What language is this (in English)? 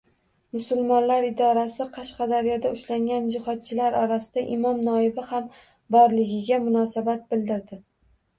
Uzbek